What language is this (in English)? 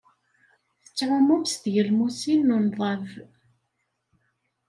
Kabyle